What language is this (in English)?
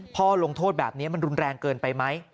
Thai